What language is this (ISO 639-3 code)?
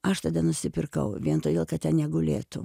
lit